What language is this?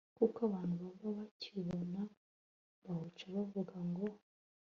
Kinyarwanda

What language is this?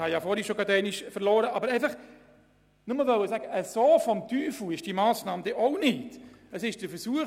Swiss German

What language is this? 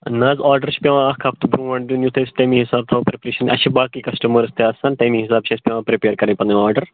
Kashmiri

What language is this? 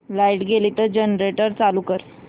Marathi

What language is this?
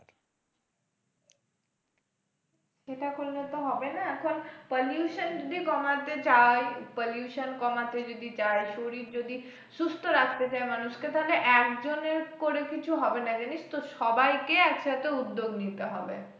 Bangla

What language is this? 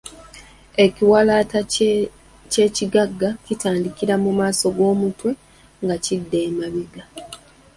Ganda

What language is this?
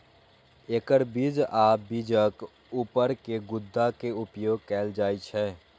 Maithili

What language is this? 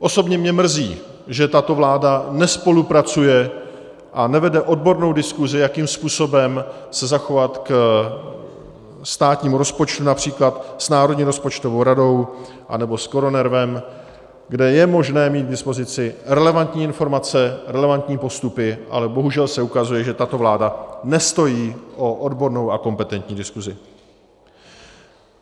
Czech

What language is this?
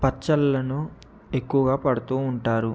Telugu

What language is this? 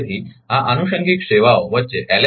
Gujarati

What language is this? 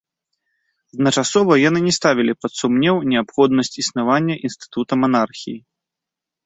Belarusian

